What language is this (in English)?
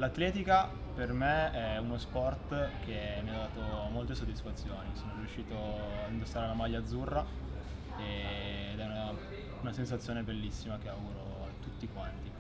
Italian